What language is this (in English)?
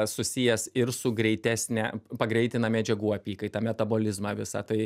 Lithuanian